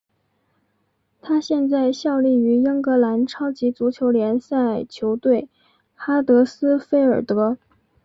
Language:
Chinese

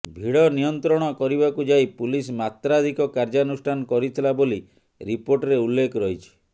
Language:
Odia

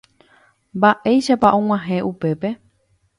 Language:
Guarani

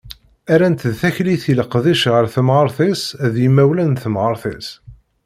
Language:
Kabyle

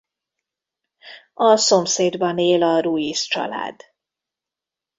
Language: Hungarian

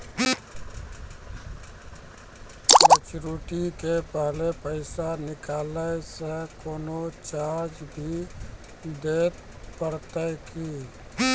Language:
Maithili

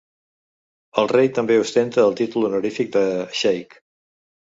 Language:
Catalan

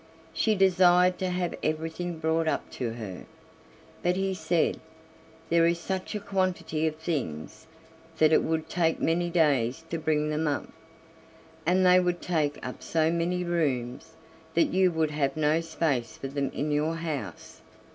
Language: English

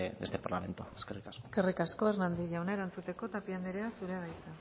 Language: Basque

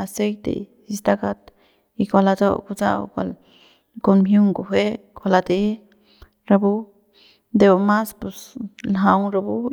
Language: Central Pame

